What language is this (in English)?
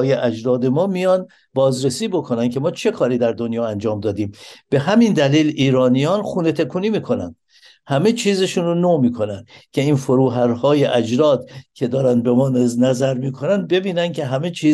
Persian